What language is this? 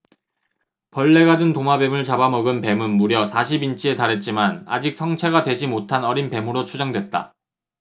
Korean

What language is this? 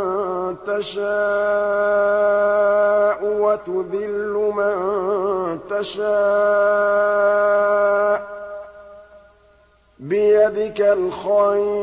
Arabic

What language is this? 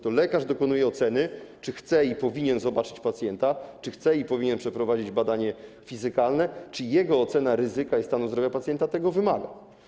Polish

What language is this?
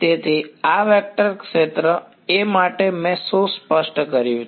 Gujarati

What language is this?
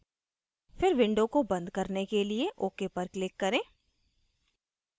Hindi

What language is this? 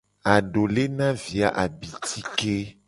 Gen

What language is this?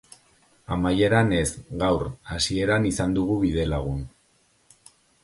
Basque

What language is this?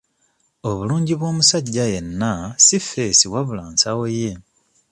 Ganda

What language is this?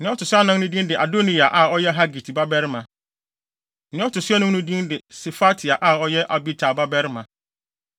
Akan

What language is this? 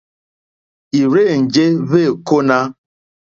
Mokpwe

